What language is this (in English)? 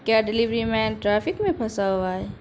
Urdu